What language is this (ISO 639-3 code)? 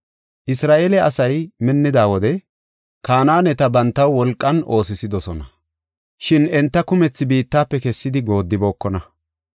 gof